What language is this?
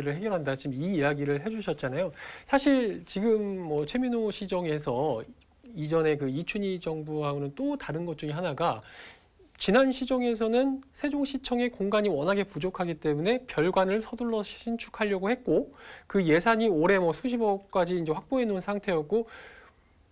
Korean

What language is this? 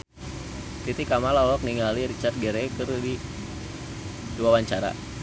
Sundanese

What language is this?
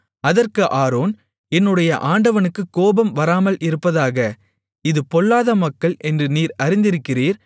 Tamil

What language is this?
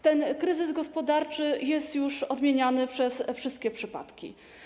Polish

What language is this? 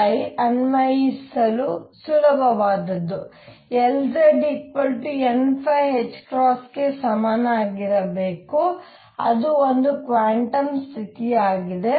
Kannada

